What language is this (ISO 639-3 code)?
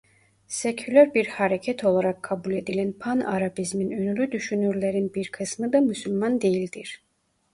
tur